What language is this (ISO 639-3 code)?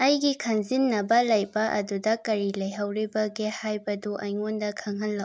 mni